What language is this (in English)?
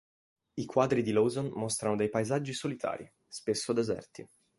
Italian